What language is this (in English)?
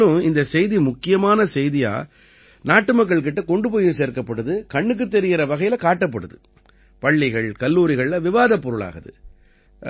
Tamil